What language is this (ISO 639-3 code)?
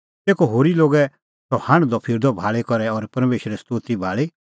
kfx